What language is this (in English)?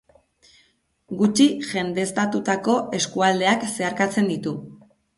Basque